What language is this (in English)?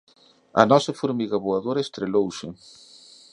Galician